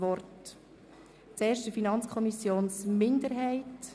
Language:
Swiss German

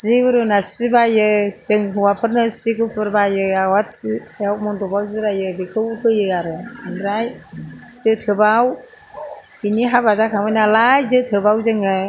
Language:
Bodo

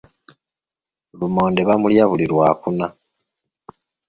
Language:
Ganda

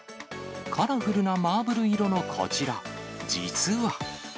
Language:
Japanese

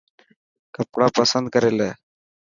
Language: Dhatki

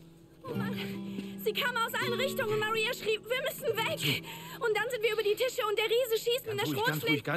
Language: German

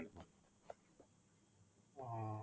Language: Assamese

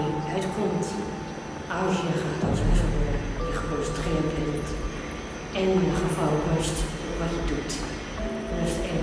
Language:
Dutch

